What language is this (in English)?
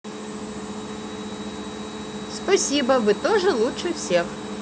Russian